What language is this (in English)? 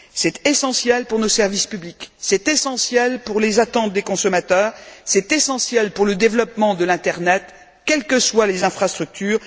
French